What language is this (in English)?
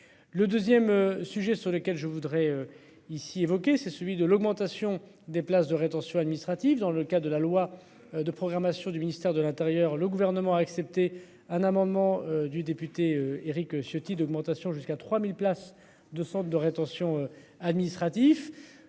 French